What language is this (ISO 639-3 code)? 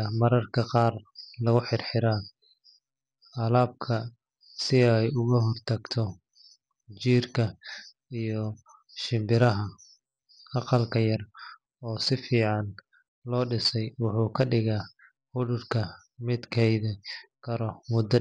som